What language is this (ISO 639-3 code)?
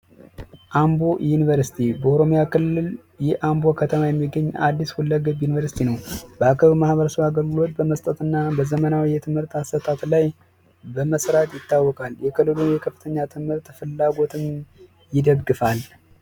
amh